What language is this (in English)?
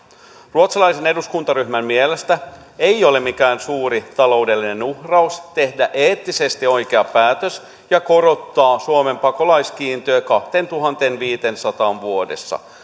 Finnish